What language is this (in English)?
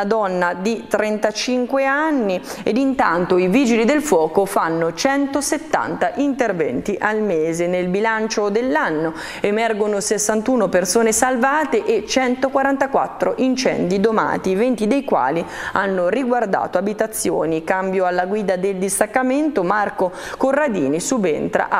Italian